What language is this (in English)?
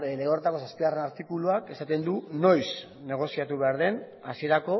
Basque